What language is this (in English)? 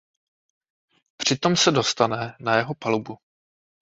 Czech